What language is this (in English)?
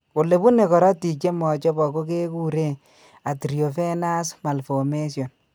Kalenjin